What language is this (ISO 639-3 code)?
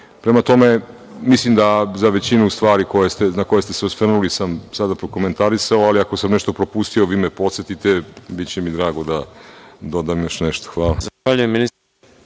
srp